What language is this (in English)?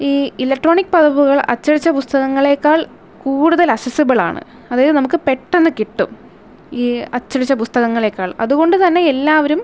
Malayalam